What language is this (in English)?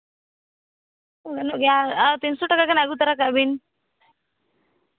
Santali